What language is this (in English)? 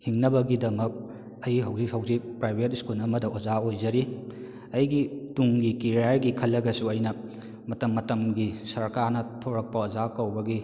Manipuri